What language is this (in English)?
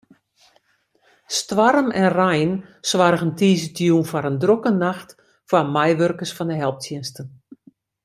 Western Frisian